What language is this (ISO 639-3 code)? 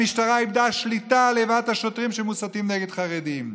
heb